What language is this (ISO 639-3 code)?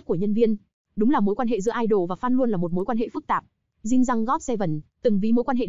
vie